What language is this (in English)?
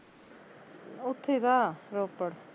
Punjabi